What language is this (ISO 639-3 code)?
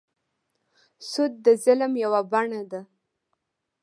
pus